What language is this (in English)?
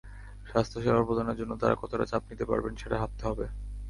Bangla